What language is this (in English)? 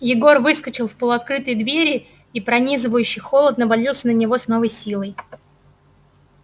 Russian